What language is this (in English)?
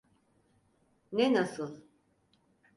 Turkish